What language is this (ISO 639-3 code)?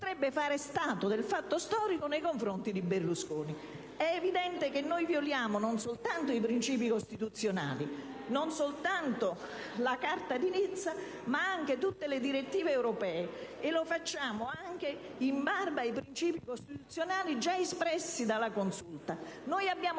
ita